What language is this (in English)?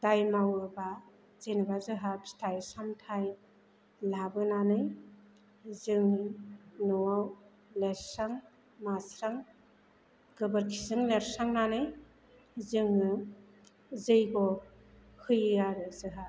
Bodo